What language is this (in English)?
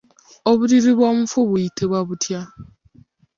Ganda